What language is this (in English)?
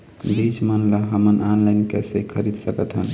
Chhattisgarhi